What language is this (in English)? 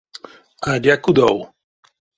Erzya